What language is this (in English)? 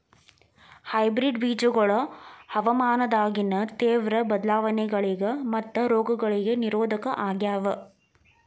Kannada